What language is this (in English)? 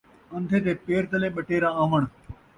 Saraiki